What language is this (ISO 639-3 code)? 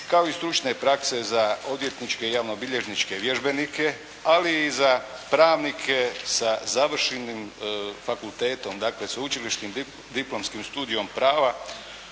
hrv